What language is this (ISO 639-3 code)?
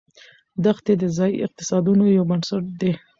pus